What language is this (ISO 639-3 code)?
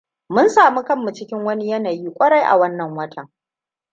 hau